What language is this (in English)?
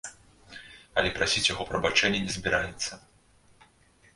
Belarusian